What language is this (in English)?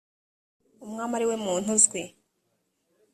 Kinyarwanda